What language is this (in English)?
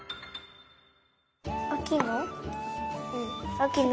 Japanese